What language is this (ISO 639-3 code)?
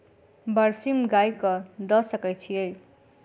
mai